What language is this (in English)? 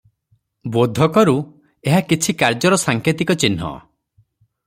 Odia